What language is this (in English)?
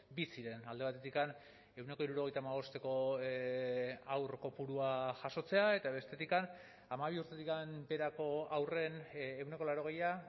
Basque